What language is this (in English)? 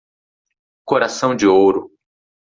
Portuguese